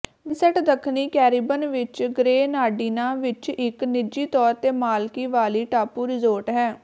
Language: Punjabi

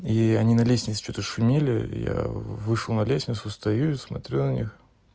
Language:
Russian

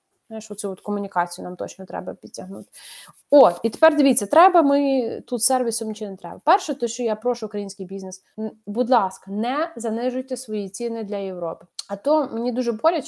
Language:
Ukrainian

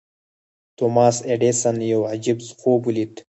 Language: Pashto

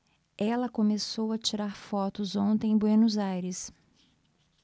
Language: Portuguese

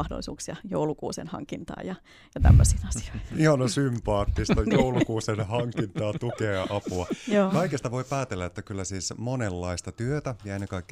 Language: Finnish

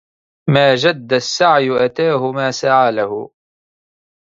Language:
Arabic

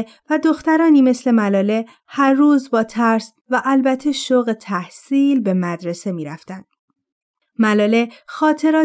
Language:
Persian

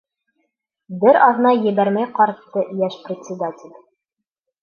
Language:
Bashkir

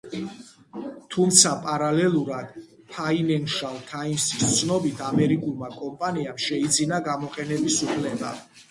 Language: Georgian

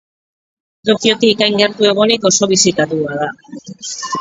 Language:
Basque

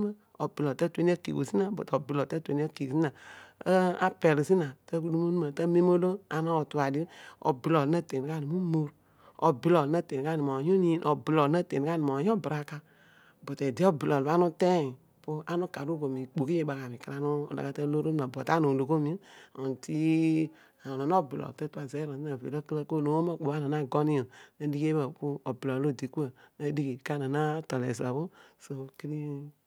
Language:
Odual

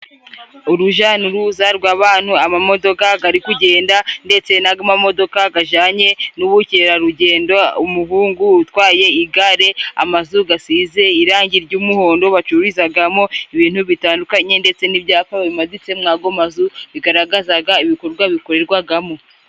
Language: Kinyarwanda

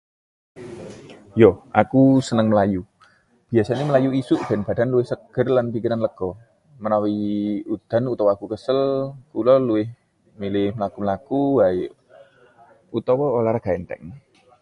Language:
Javanese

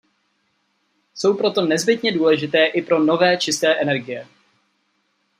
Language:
Czech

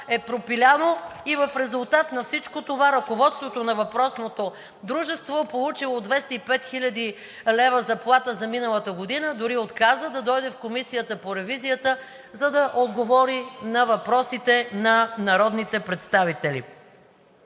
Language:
Bulgarian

